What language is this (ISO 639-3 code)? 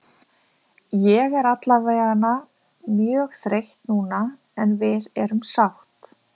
isl